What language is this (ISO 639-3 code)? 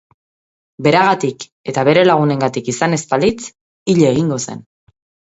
eus